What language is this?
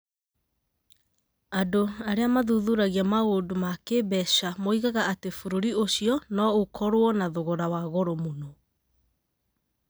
Kikuyu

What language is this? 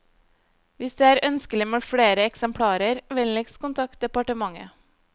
Norwegian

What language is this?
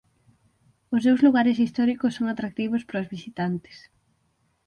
Galician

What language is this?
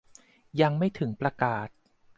Thai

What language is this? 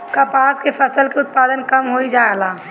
Bhojpuri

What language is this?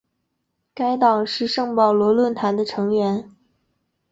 Chinese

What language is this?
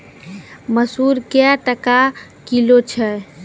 Maithili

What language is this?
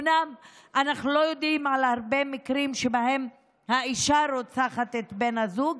Hebrew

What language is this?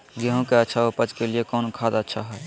Magahi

